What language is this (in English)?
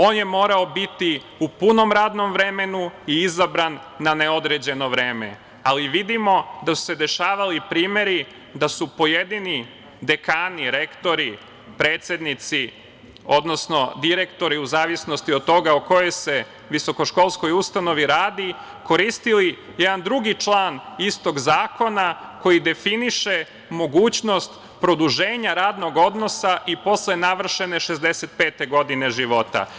Serbian